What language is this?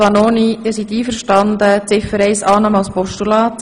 Swiss German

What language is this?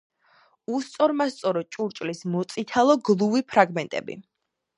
Georgian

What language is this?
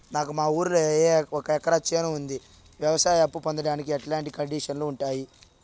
Telugu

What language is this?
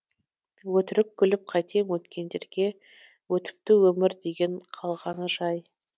Kazakh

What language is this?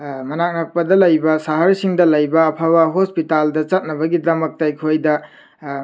Manipuri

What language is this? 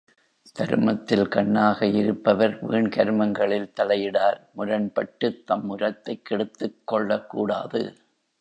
Tamil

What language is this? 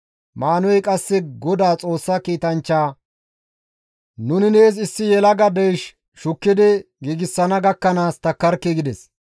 Gamo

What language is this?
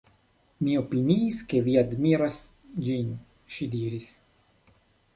Esperanto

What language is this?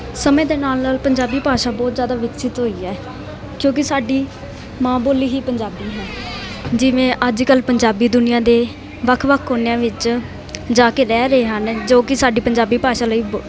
Punjabi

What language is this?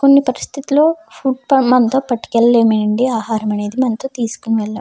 Telugu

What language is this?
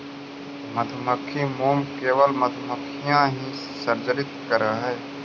Magahi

